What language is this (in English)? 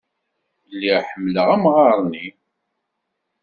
Kabyle